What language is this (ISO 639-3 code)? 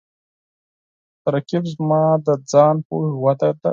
pus